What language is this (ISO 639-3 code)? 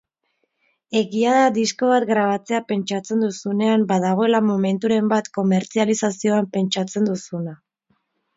eus